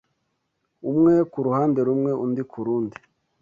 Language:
Kinyarwanda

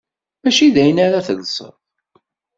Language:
Kabyle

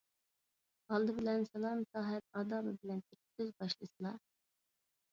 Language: Uyghur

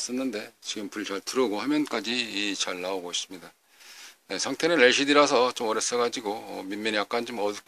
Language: Korean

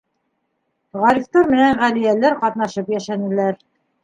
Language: Bashkir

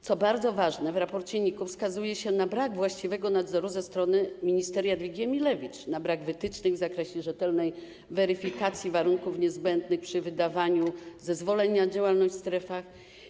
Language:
Polish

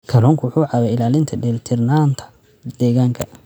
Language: Somali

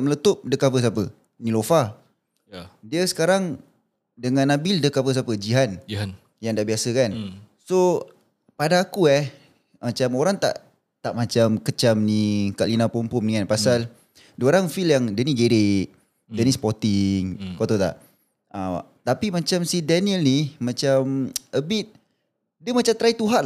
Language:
Malay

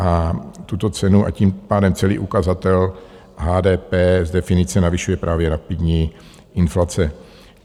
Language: Czech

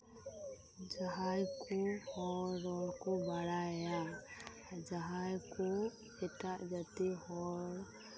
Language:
Santali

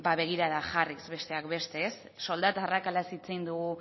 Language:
Basque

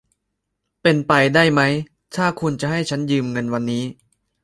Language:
Thai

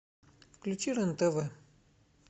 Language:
Russian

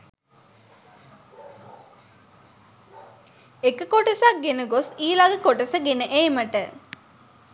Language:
Sinhala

